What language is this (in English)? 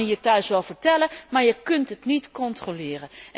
Dutch